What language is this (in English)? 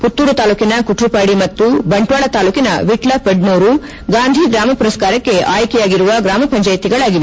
Kannada